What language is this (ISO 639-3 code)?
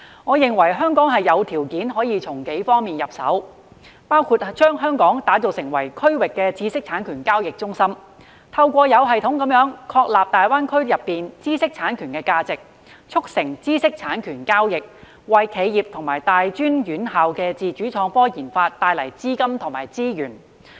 yue